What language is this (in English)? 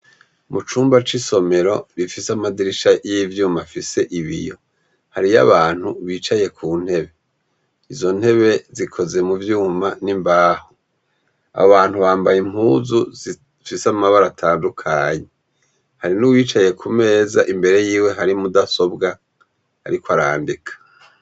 Rundi